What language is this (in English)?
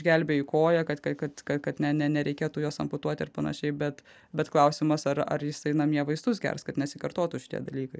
Lithuanian